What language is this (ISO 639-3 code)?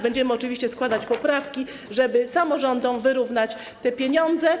pol